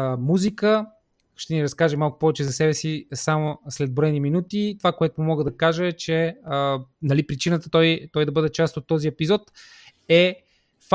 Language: Bulgarian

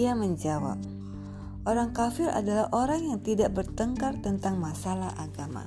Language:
Indonesian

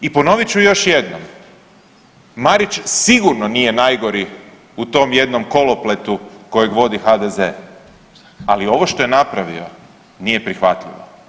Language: Croatian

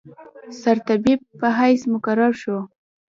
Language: Pashto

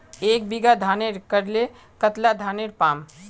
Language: Magahi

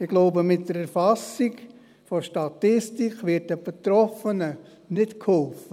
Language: Swiss German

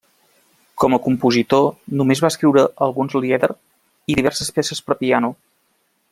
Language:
Catalan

